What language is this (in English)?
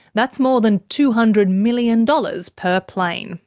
English